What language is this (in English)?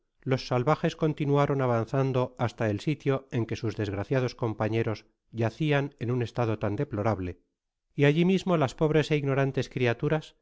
Spanish